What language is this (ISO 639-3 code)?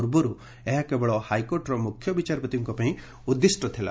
ori